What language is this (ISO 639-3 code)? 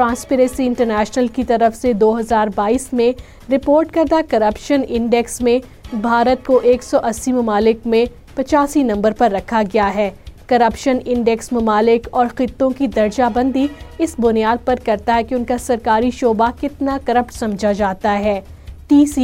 urd